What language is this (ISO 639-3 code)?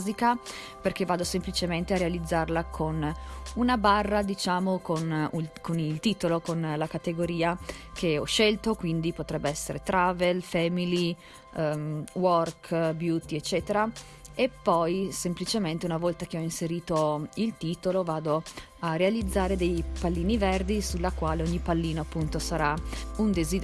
ita